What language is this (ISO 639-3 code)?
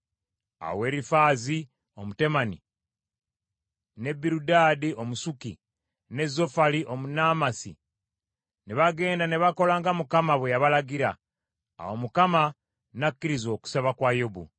lug